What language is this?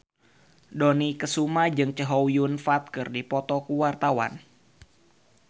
Sundanese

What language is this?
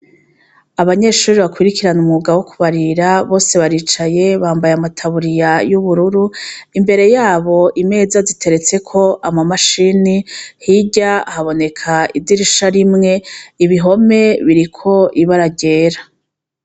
Rundi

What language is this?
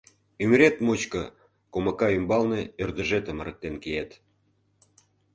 Mari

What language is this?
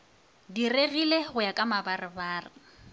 Northern Sotho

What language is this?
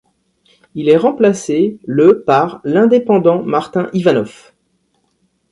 French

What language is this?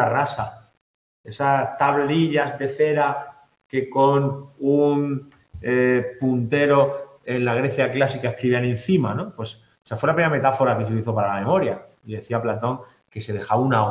Spanish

